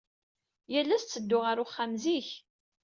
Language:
Kabyle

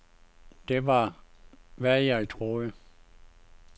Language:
Danish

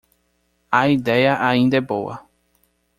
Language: Portuguese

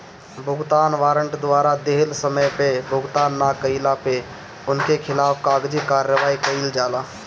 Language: Bhojpuri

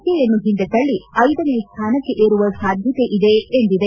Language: Kannada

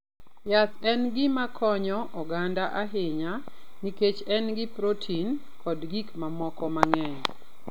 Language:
Luo (Kenya and Tanzania)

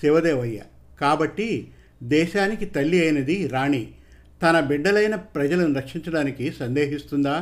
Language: Telugu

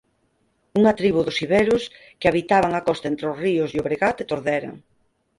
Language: Galician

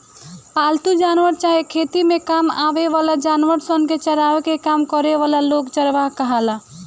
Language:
Bhojpuri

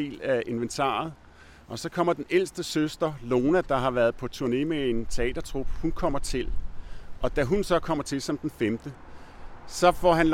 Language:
Danish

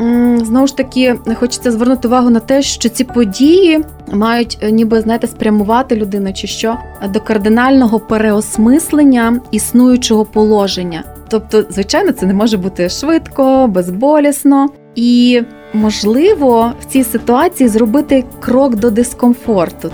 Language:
Ukrainian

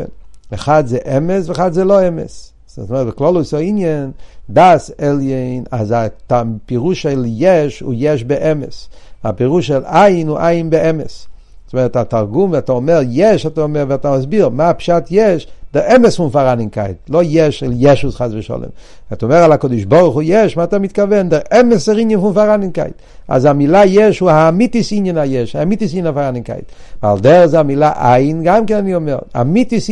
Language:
Hebrew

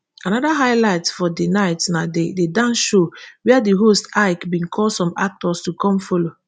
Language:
Nigerian Pidgin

